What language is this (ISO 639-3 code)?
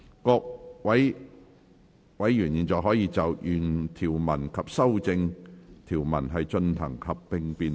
yue